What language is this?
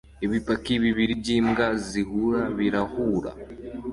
Kinyarwanda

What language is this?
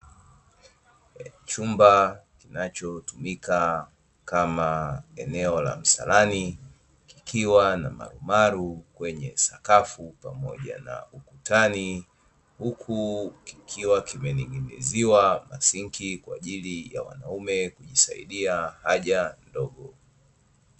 Swahili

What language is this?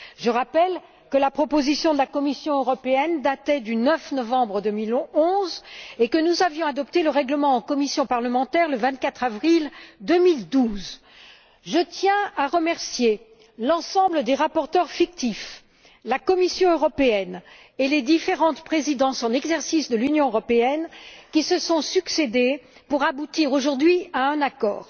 French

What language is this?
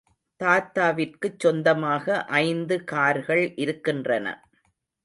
Tamil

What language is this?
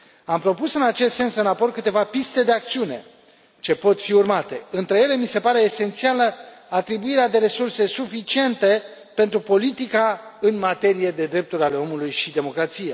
Romanian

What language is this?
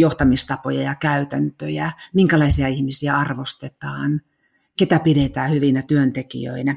Finnish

